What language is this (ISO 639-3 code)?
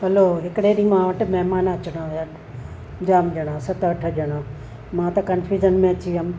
snd